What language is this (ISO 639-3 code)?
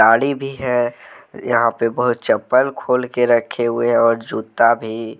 hin